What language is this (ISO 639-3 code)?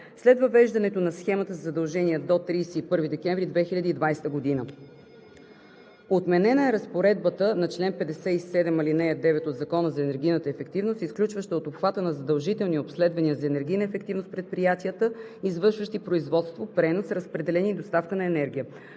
bul